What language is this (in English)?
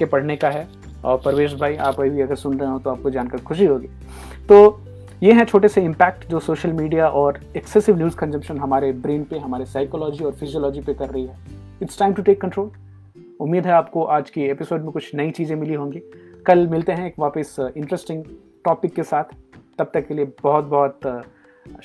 Hindi